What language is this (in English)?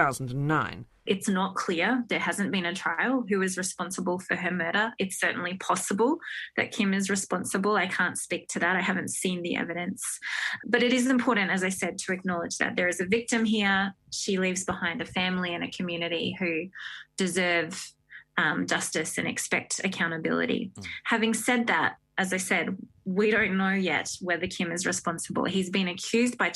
English